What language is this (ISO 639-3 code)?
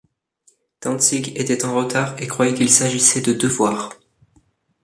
fra